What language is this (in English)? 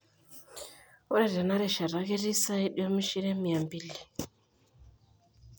Masai